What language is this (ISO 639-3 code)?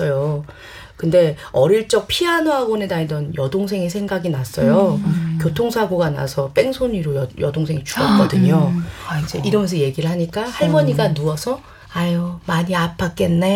kor